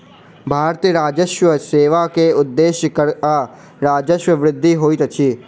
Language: Maithili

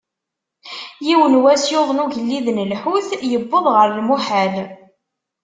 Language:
Kabyle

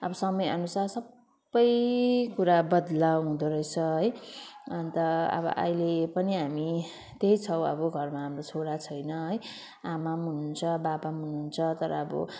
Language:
Nepali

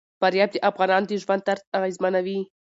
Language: Pashto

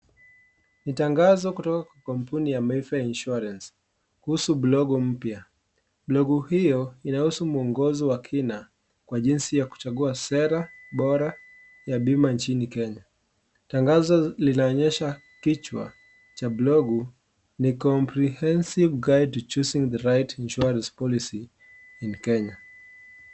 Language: Swahili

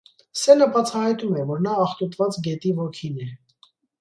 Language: Armenian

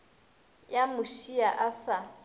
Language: Northern Sotho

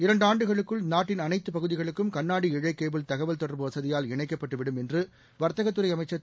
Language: Tamil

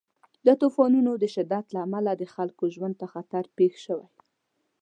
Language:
Pashto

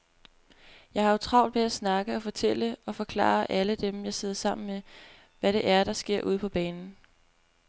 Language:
Danish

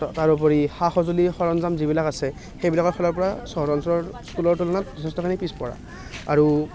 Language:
Assamese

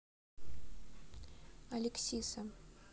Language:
Russian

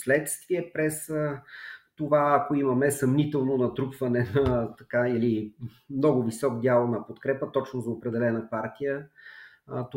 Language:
Bulgarian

